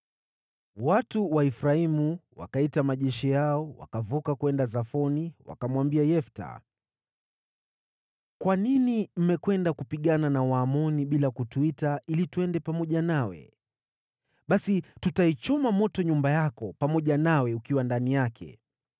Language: Swahili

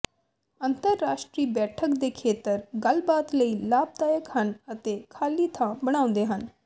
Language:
Punjabi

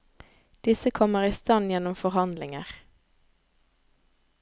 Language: Norwegian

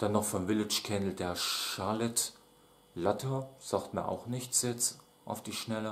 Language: German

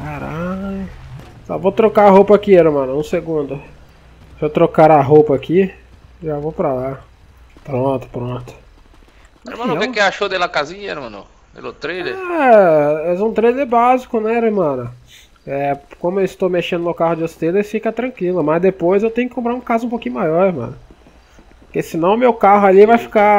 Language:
Portuguese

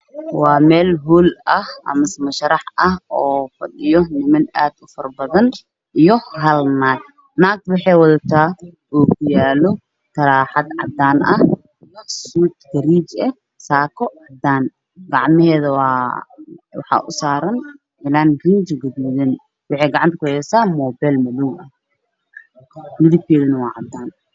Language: Somali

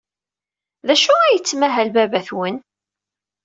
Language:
Kabyle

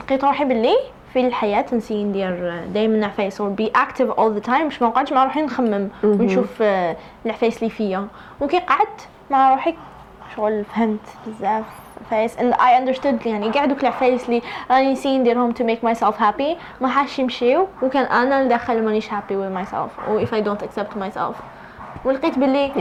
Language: Arabic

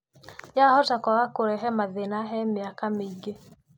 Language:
Kikuyu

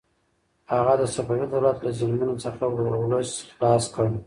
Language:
Pashto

